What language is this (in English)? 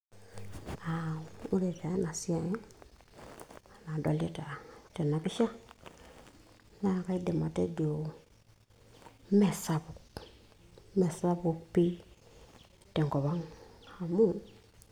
Masai